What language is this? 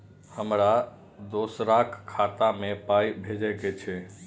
Maithili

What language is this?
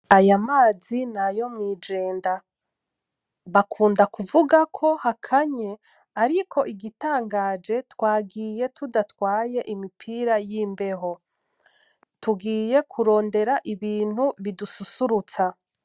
Rundi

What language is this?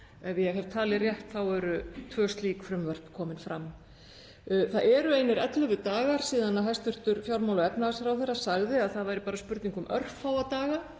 Icelandic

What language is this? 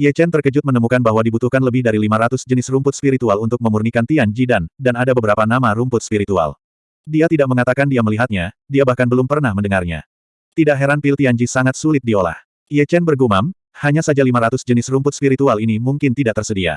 Indonesian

